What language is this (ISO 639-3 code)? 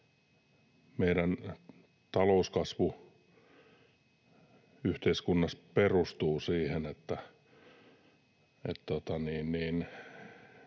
fin